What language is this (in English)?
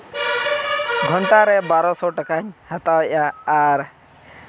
Santali